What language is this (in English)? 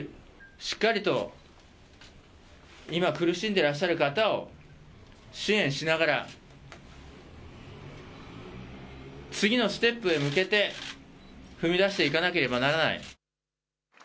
Japanese